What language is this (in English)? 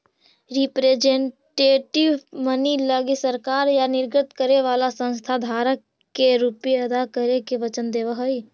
Magahi